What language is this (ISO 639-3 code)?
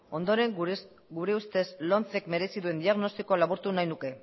eus